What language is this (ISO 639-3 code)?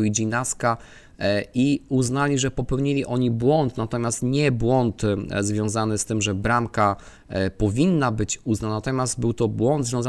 pol